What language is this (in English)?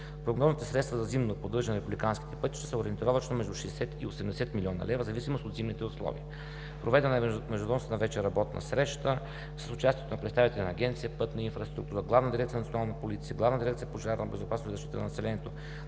Bulgarian